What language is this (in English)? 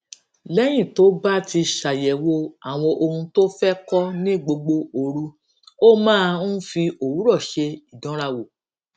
Yoruba